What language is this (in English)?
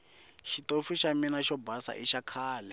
Tsonga